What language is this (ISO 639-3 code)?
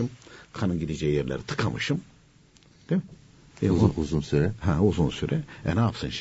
tur